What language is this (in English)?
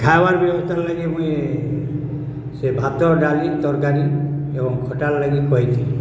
Odia